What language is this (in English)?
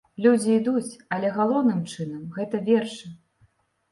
Belarusian